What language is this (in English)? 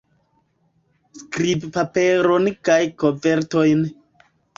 Esperanto